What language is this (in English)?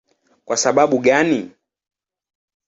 Swahili